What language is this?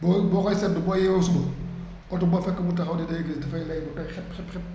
Wolof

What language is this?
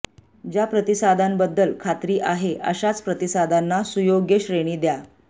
Marathi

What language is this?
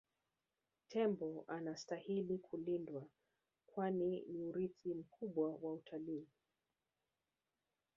Swahili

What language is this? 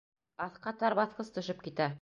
Bashkir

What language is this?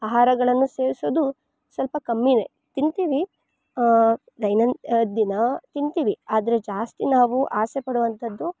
Kannada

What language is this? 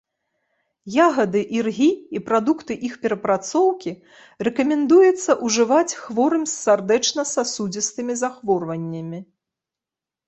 Belarusian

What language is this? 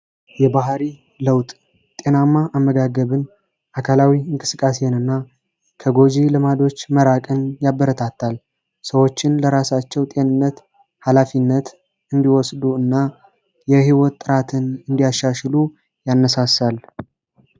Amharic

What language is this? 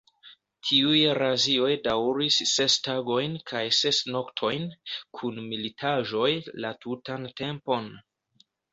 Esperanto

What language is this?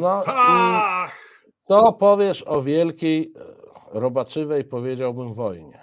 Polish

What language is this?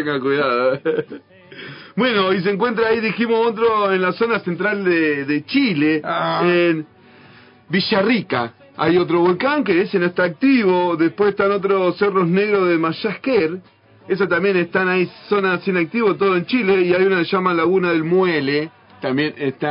Spanish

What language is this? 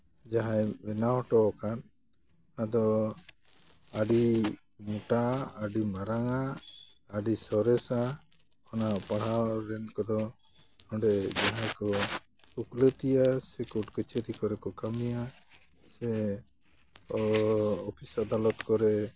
Santali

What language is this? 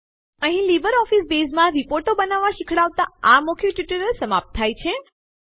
Gujarati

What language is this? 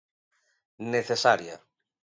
Galician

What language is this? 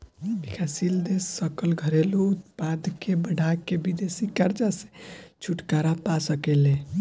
Bhojpuri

